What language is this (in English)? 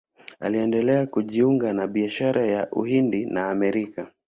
Swahili